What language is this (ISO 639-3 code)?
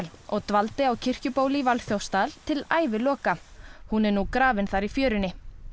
isl